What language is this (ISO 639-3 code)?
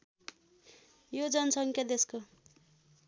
nep